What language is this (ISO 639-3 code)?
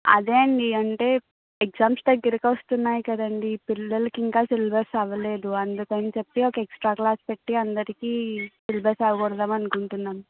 tel